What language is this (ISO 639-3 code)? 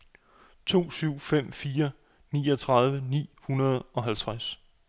dan